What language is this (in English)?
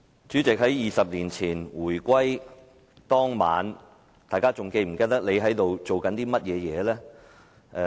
Cantonese